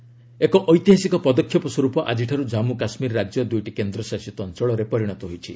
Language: Odia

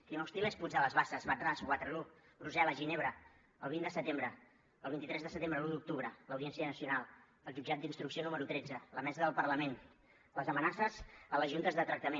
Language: Catalan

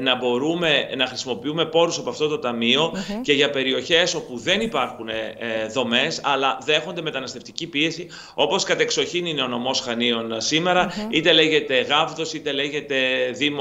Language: Greek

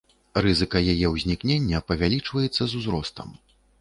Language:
Belarusian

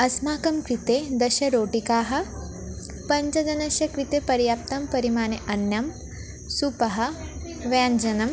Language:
Sanskrit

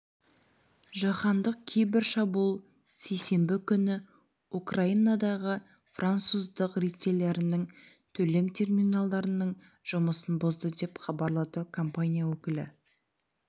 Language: Kazakh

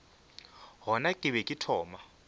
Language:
Northern Sotho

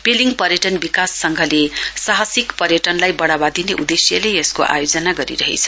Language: Nepali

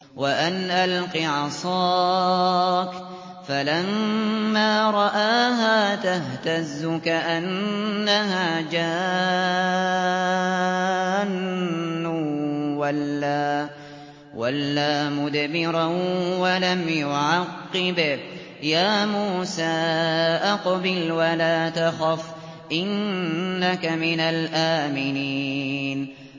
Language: Arabic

